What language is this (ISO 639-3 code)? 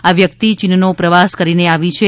guj